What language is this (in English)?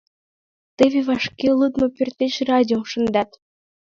Mari